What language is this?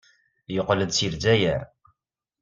Kabyle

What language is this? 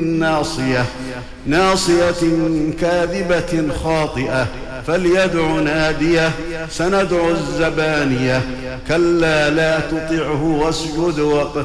Arabic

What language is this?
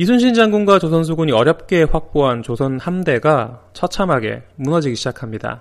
Korean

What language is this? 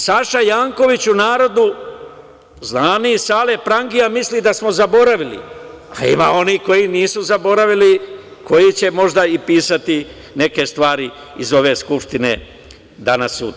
Serbian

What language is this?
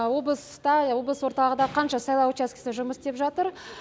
Kazakh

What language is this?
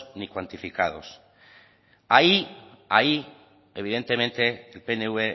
Spanish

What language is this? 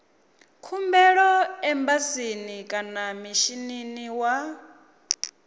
Venda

